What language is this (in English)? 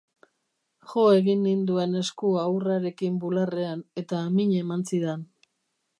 Basque